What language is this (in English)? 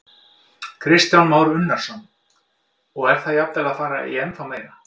Icelandic